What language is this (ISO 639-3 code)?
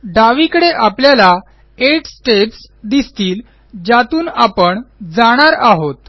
mar